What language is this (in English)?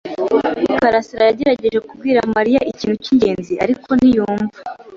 Kinyarwanda